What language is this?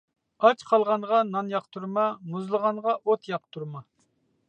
Uyghur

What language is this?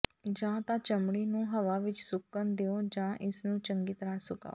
Punjabi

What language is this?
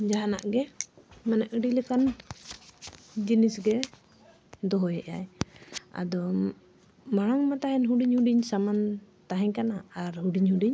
Santali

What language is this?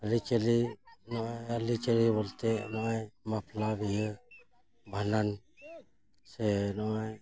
Santali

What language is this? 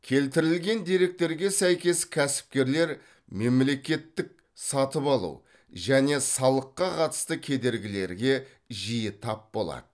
Kazakh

